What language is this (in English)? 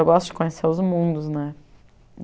Portuguese